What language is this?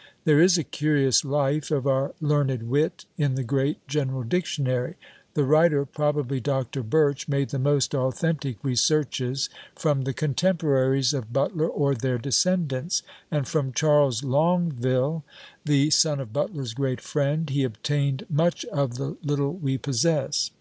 English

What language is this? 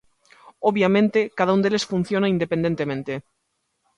Galician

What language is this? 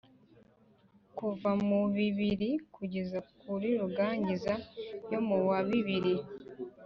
Kinyarwanda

